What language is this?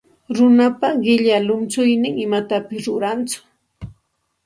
Santa Ana de Tusi Pasco Quechua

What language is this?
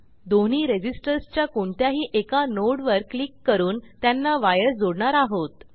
Marathi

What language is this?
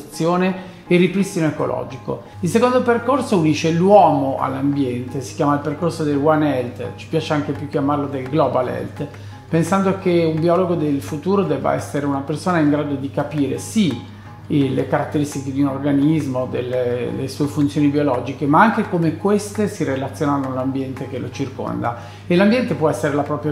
Italian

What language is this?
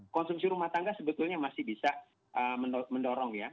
Indonesian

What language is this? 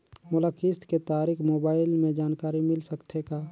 Chhattisgarhi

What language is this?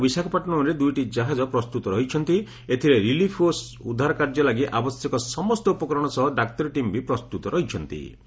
Odia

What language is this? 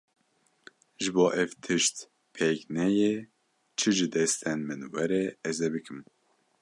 Kurdish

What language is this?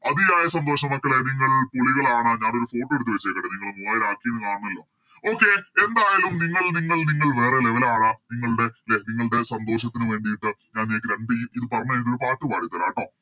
Malayalam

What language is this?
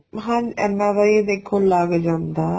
Punjabi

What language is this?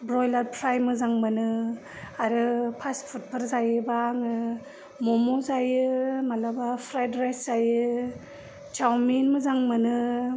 Bodo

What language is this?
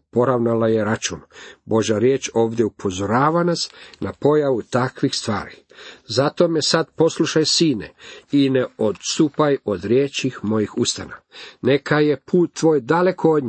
Croatian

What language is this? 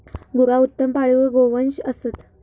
Marathi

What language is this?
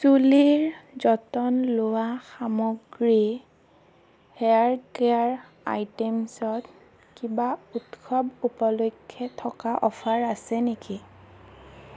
Assamese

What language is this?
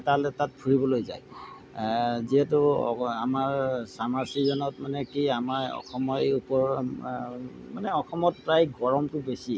Assamese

